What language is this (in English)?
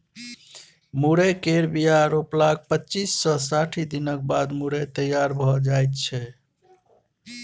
Maithili